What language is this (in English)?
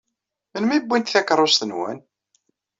Kabyle